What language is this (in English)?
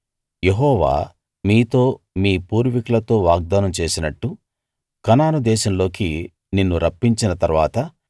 Telugu